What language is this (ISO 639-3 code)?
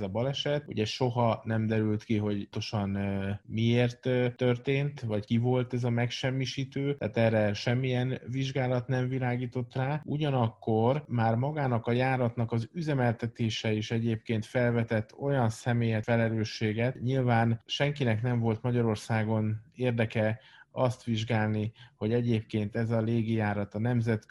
hun